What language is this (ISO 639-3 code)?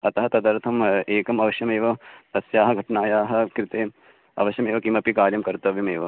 san